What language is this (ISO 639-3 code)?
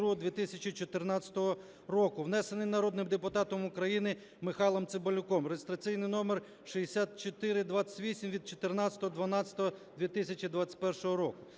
ukr